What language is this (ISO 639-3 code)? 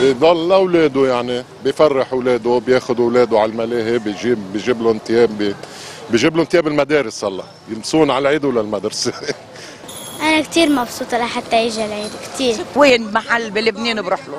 ara